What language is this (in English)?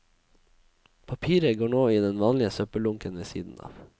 Norwegian